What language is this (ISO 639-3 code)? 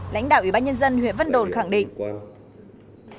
vie